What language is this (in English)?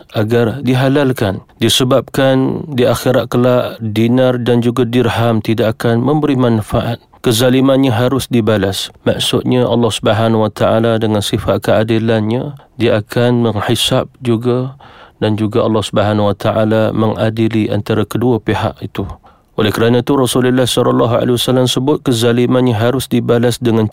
Malay